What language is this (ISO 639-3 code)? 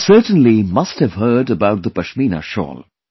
eng